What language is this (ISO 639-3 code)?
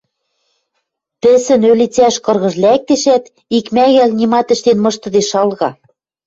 mrj